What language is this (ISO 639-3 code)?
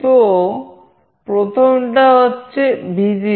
ben